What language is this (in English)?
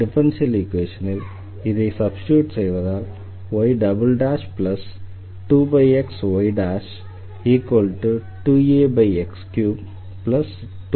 Tamil